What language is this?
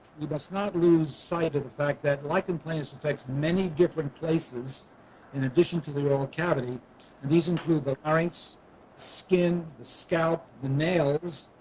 English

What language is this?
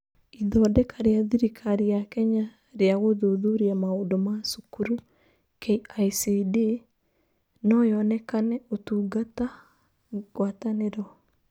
Kikuyu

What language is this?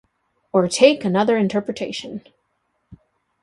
English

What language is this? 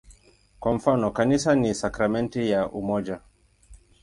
Swahili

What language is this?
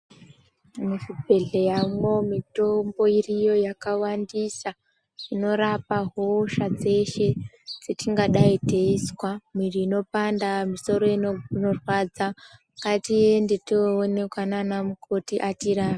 Ndau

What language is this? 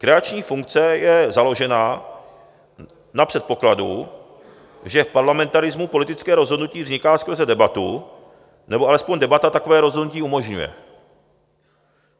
Czech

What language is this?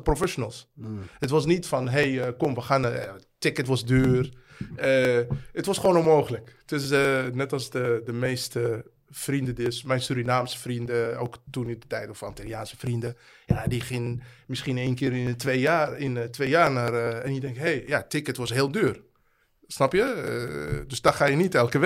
Dutch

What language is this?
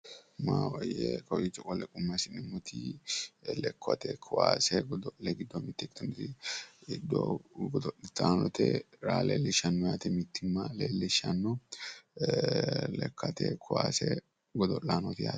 Sidamo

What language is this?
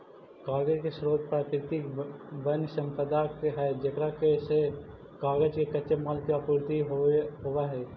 Magahi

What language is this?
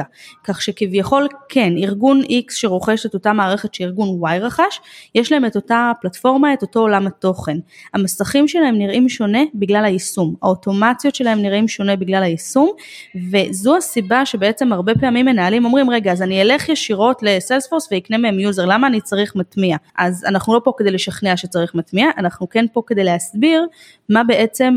Hebrew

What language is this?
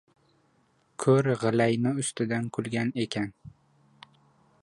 Uzbek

